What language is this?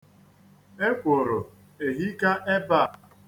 Igbo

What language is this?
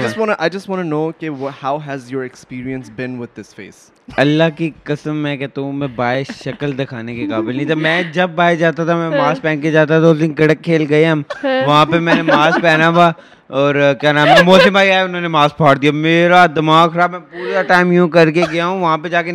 Urdu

